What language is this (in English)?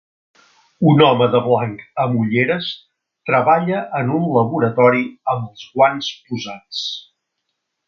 Catalan